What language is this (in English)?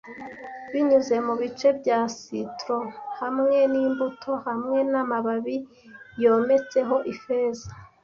Kinyarwanda